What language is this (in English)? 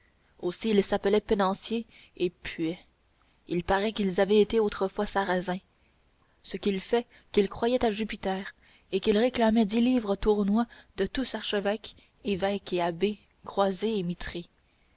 French